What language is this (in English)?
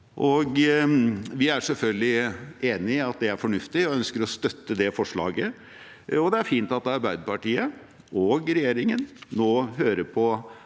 Norwegian